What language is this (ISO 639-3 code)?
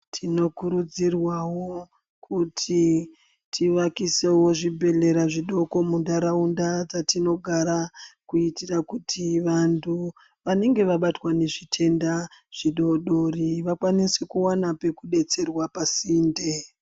ndc